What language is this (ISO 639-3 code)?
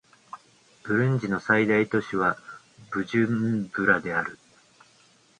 jpn